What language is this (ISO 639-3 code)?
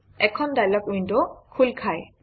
asm